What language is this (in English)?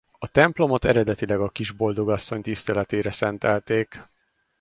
Hungarian